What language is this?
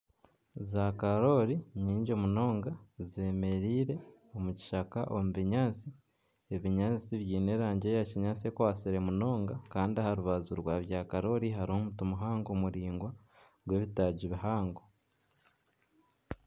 Nyankole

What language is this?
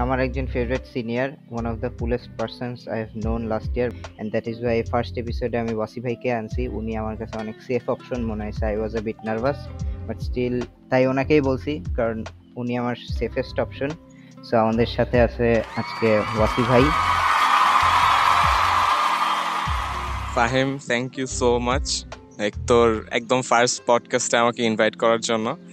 Bangla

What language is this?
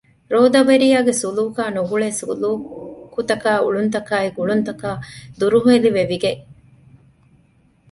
Divehi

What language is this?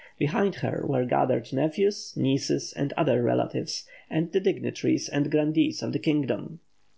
English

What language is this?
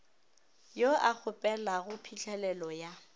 Northern Sotho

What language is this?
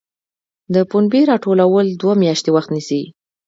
Pashto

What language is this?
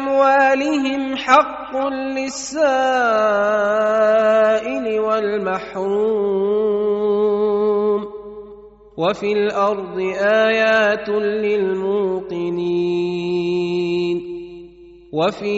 Arabic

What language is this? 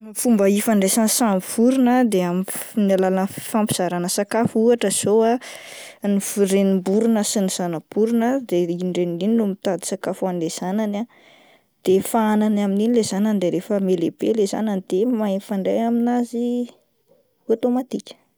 Malagasy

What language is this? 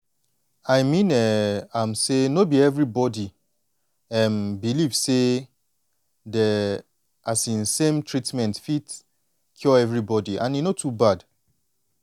Nigerian Pidgin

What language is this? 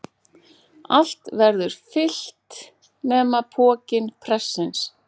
Icelandic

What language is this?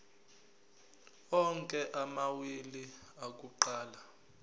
Zulu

